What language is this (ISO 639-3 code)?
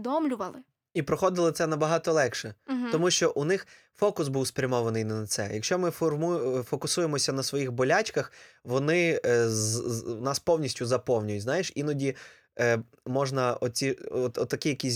ukr